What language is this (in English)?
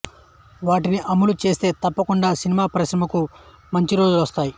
Telugu